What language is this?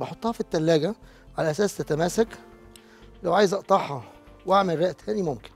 Arabic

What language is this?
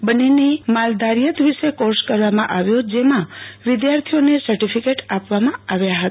Gujarati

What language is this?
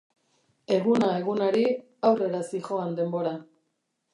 Basque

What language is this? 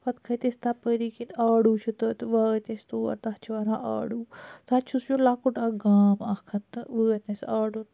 Kashmiri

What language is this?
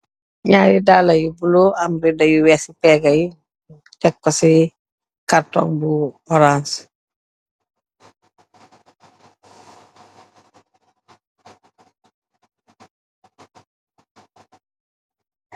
Wolof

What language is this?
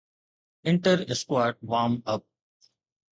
Sindhi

